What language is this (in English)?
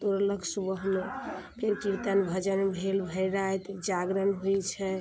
Maithili